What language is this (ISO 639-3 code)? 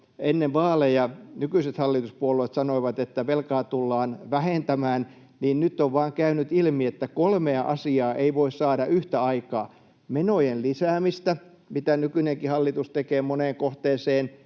fin